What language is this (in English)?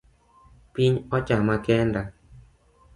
Luo (Kenya and Tanzania)